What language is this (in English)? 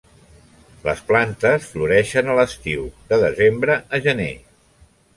Catalan